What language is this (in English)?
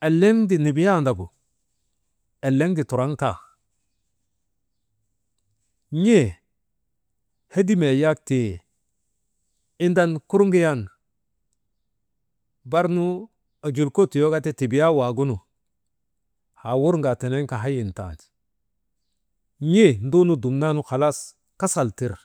Maba